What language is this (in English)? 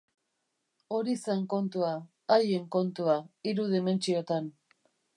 Basque